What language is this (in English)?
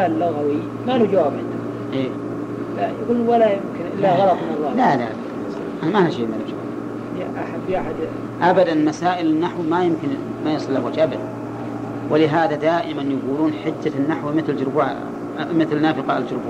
Arabic